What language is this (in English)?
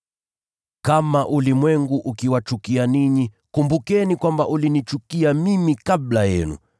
Swahili